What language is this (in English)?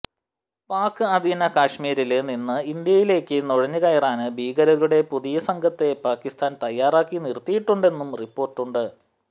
Malayalam